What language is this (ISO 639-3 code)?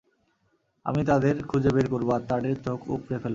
ben